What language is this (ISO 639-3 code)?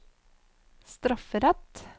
nor